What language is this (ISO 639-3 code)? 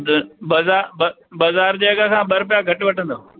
snd